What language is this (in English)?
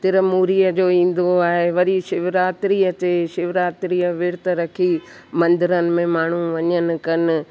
Sindhi